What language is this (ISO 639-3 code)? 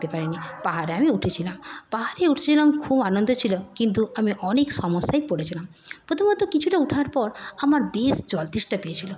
ben